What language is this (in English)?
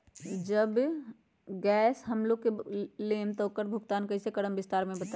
Magahi